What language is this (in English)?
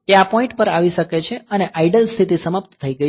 Gujarati